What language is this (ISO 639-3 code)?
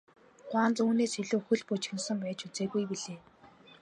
mon